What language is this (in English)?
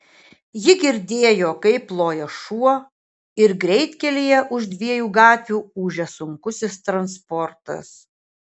Lithuanian